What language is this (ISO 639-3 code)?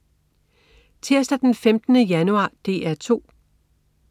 dan